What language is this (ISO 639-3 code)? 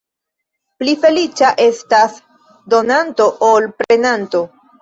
epo